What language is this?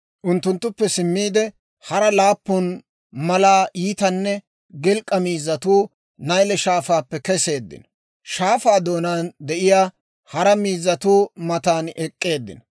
Dawro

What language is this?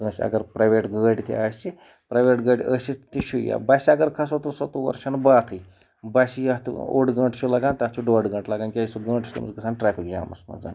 Kashmiri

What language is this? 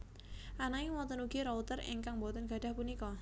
Javanese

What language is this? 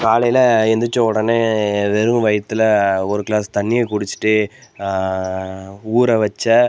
Tamil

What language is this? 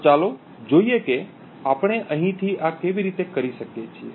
Gujarati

